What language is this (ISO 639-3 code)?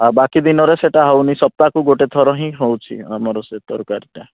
ori